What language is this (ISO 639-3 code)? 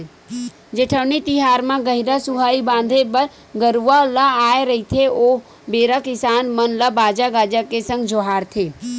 hne